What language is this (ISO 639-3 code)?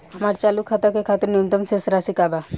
bho